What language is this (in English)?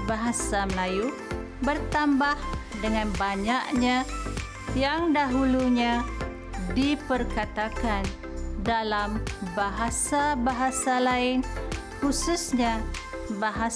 Malay